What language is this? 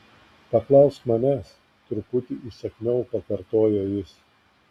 Lithuanian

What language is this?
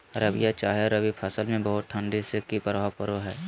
Magahi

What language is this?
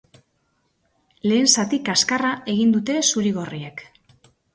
Basque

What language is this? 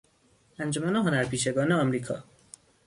Persian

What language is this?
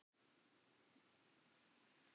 Icelandic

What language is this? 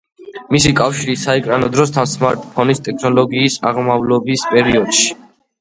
Georgian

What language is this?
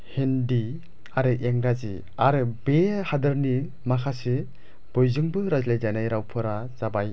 Bodo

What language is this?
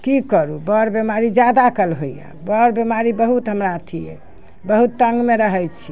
Maithili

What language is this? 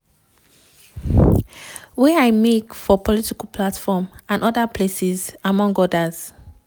Nigerian Pidgin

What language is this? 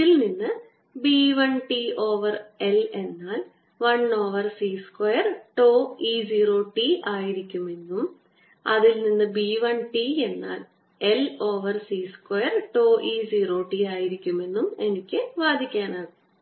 Malayalam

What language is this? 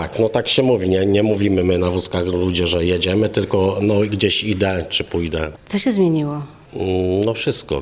Polish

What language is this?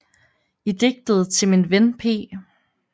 Danish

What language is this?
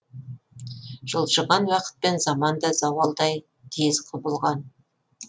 Kazakh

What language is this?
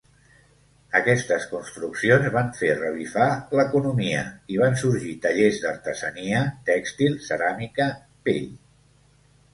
Catalan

